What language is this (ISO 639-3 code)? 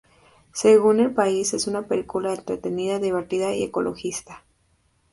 spa